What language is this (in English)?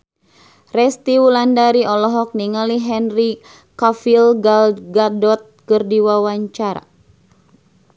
Sundanese